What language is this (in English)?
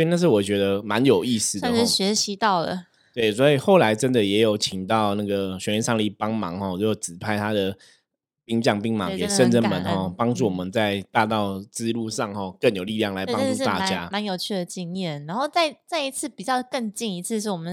Chinese